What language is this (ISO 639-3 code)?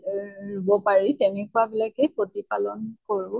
asm